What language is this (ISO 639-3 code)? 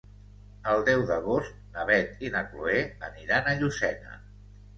cat